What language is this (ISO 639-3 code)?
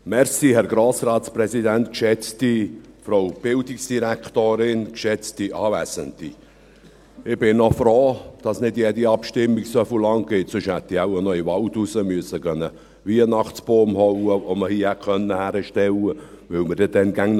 gsw